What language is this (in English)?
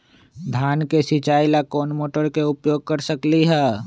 Magahi